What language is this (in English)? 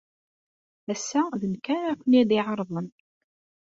Kabyle